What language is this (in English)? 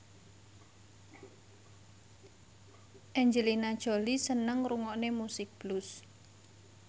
Javanese